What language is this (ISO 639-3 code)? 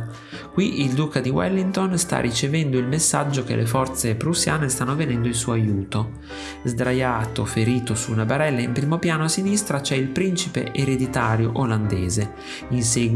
ita